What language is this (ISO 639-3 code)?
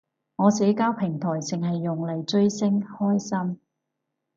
yue